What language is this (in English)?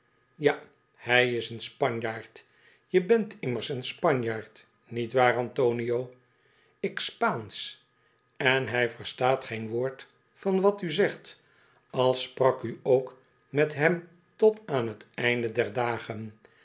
Dutch